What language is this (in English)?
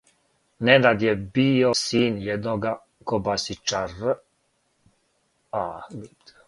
Serbian